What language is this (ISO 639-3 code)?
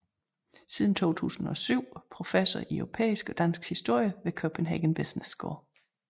dan